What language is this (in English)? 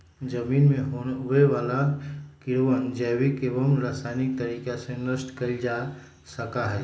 Magahi